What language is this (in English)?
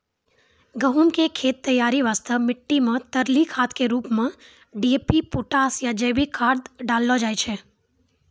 Maithili